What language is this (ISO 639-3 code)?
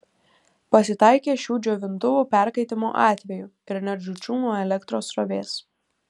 lit